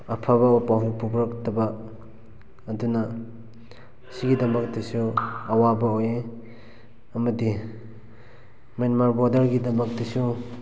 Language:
Manipuri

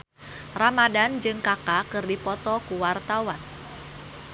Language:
Sundanese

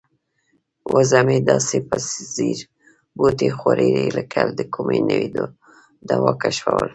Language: Pashto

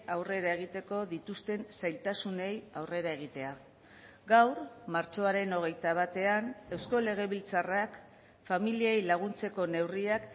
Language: Basque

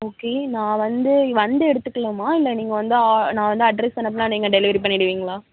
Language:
Tamil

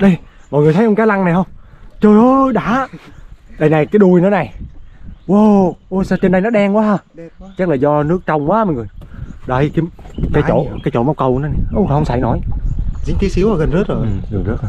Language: Vietnamese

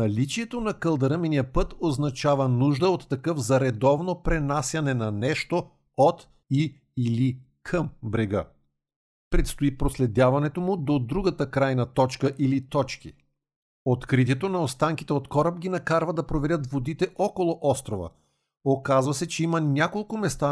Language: Bulgarian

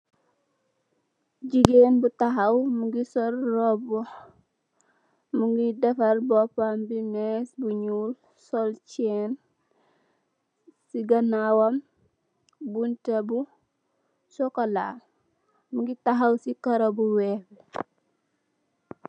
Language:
Wolof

